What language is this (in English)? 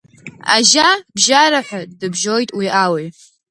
Abkhazian